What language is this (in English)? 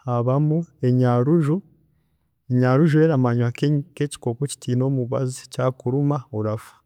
Chiga